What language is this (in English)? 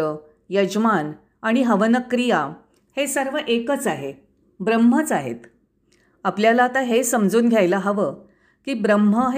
Marathi